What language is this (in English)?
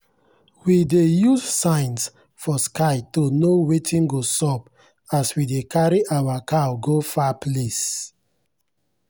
Nigerian Pidgin